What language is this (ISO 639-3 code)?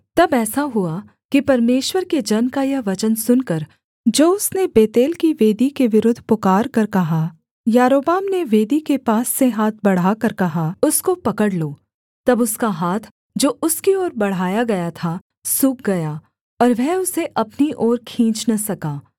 hin